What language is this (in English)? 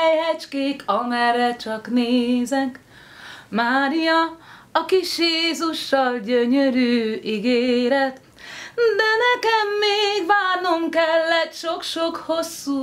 Hungarian